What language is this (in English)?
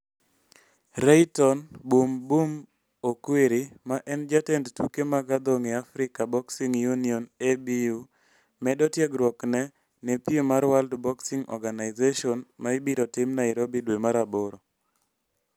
Luo (Kenya and Tanzania)